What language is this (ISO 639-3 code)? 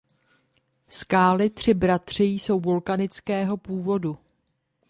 ces